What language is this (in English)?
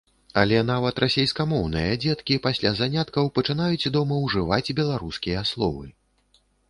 Belarusian